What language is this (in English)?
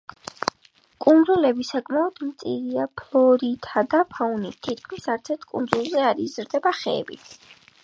Georgian